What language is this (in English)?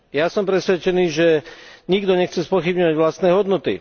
Slovak